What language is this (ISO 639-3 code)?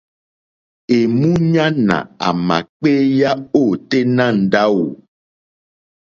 bri